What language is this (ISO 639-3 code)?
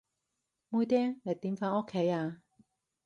yue